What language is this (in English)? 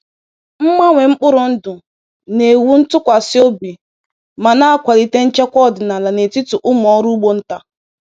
Igbo